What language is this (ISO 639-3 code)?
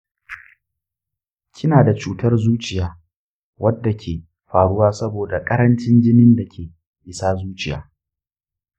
hau